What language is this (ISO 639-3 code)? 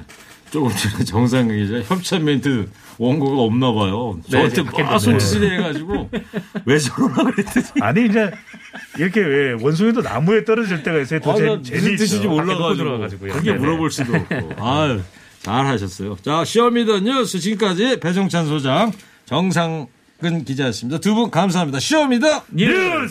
kor